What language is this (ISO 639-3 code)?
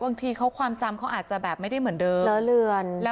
tha